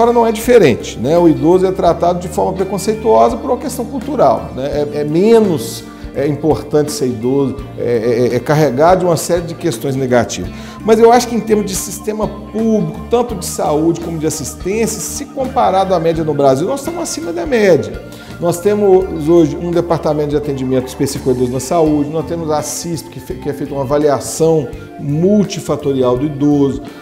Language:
Portuguese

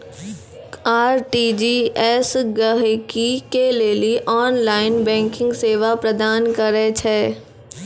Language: Maithili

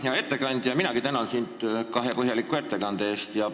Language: Estonian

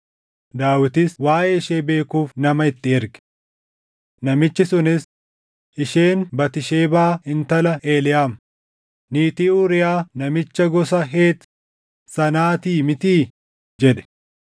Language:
Oromo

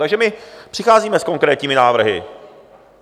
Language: Czech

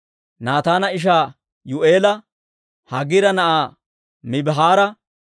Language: Dawro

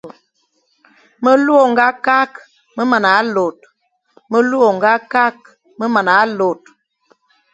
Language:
Fang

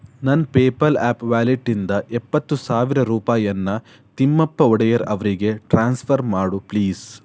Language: Kannada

